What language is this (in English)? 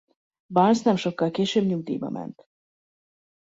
Hungarian